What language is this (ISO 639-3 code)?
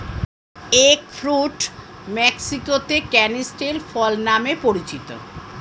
ben